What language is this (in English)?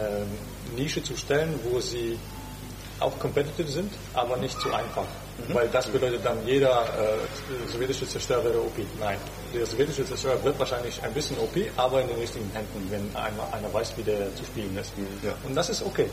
German